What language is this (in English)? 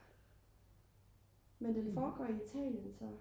Danish